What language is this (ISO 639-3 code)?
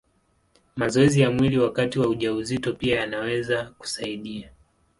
swa